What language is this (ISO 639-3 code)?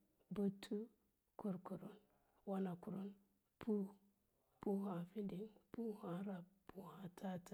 lla